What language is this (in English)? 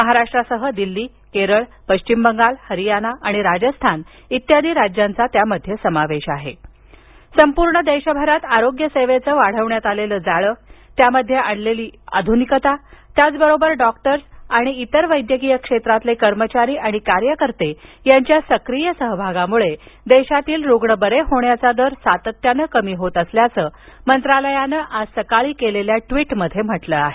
Marathi